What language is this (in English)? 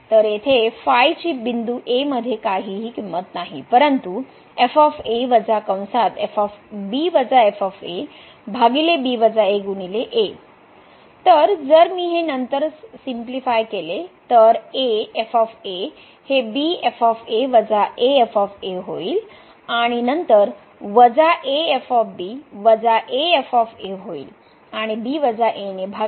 Marathi